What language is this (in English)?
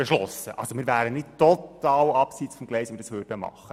Swiss German